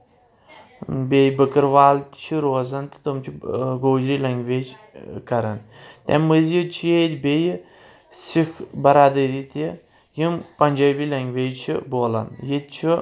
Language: Kashmiri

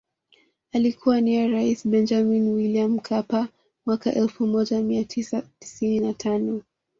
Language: Swahili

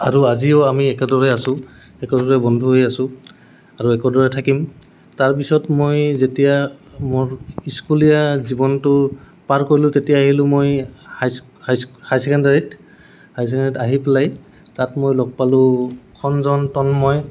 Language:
Assamese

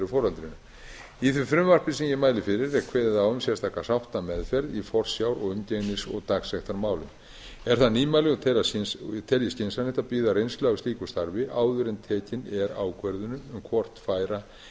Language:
Icelandic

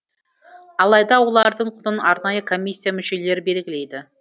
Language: Kazakh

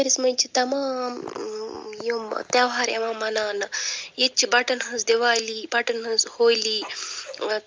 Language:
Kashmiri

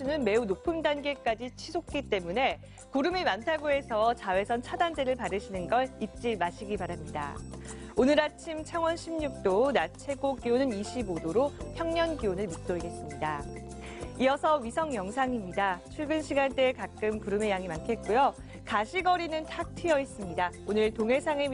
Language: Korean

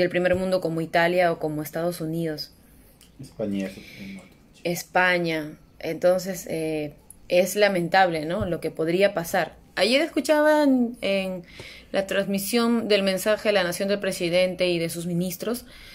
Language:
Spanish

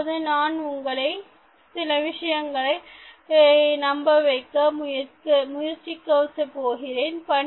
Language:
Tamil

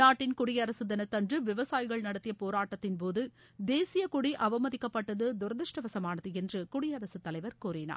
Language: Tamil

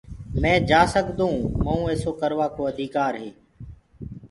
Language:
Gurgula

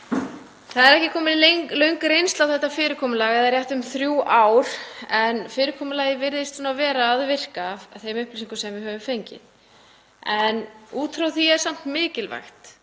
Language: Icelandic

